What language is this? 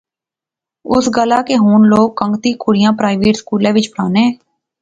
Pahari-Potwari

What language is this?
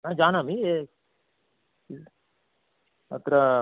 Sanskrit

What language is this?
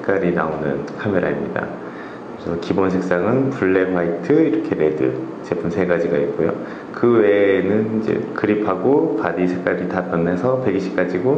Korean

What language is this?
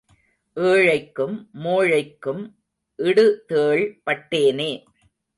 Tamil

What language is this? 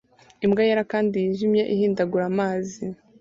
Kinyarwanda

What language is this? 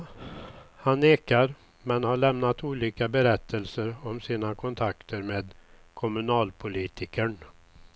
Swedish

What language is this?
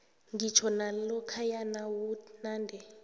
South Ndebele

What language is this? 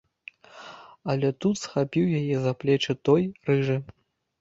Belarusian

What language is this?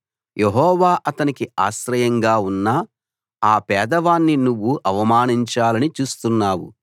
Telugu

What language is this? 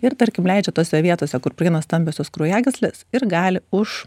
Lithuanian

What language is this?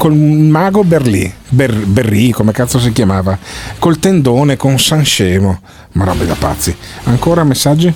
Italian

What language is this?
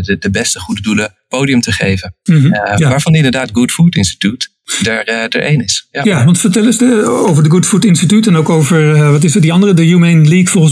Dutch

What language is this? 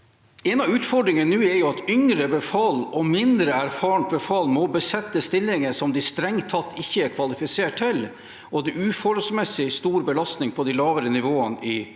Norwegian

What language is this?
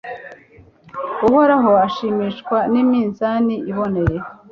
Kinyarwanda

